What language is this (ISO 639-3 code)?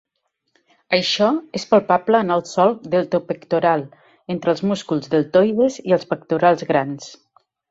cat